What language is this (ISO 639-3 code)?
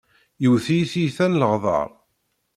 kab